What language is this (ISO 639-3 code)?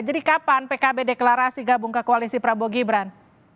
ind